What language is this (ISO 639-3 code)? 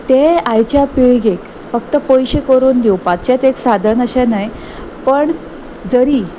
kok